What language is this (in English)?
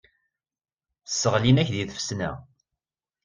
Kabyle